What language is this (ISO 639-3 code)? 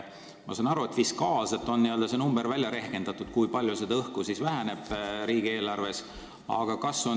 est